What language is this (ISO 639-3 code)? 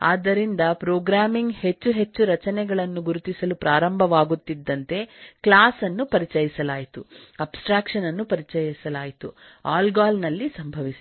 kan